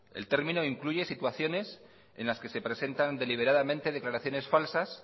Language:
Spanish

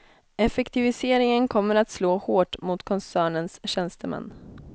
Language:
Swedish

